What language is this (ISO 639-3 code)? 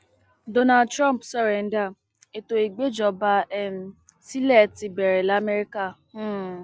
yor